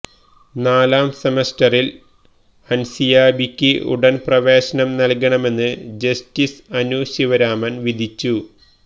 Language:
Malayalam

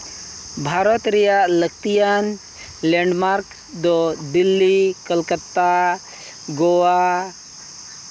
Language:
Santali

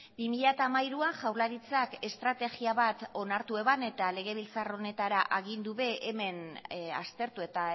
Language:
Basque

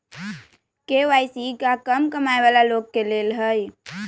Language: Magahi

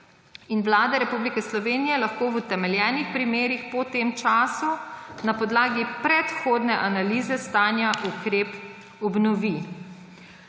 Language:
Slovenian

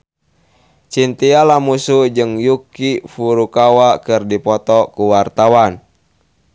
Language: Sundanese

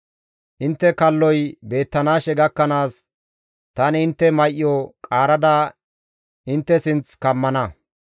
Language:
Gamo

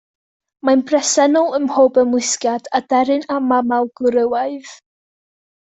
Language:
Welsh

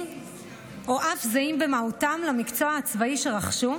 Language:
Hebrew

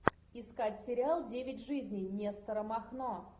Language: Russian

